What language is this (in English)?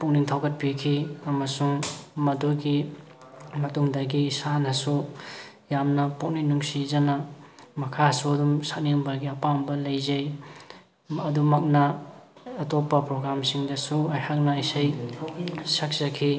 Manipuri